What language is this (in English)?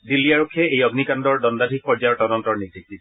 Assamese